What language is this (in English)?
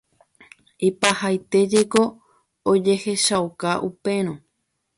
Guarani